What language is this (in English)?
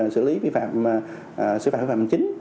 Vietnamese